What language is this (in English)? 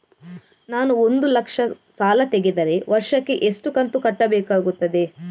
Kannada